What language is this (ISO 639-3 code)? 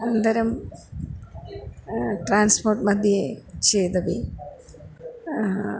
san